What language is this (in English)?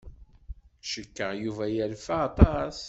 Kabyle